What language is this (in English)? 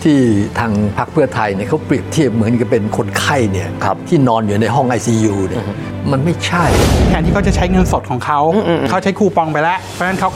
Thai